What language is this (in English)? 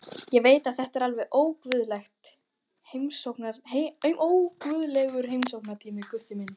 Icelandic